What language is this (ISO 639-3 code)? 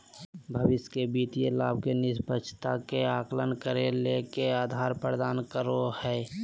mag